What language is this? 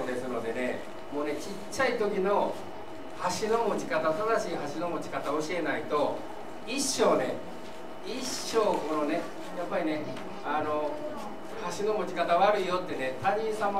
Japanese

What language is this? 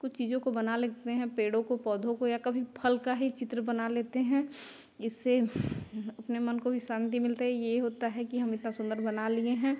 Hindi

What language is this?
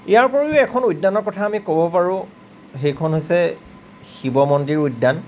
Assamese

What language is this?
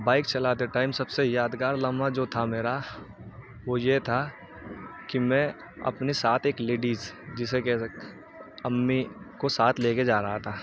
Urdu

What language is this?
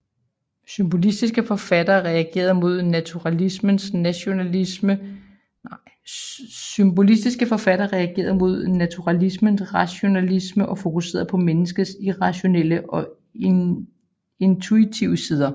Danish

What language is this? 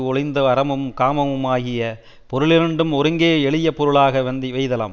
Tamil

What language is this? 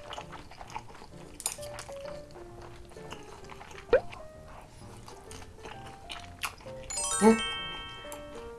Korean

